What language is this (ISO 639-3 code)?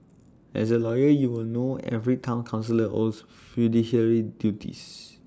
eng